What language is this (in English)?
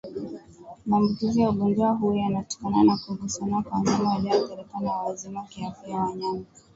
Swahili